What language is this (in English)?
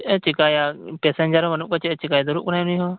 Santali